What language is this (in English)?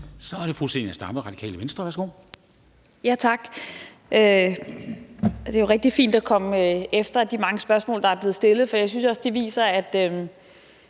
Danish